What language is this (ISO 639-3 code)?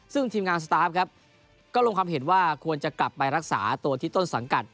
tha